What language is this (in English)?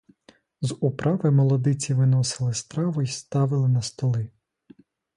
Ukrainian